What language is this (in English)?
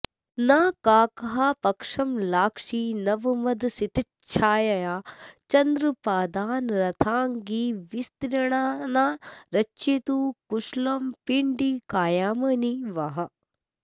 Sanskrit